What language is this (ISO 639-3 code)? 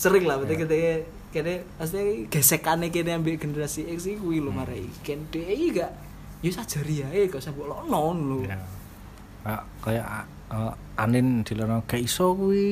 ind